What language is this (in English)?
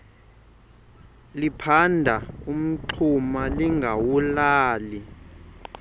Xhosa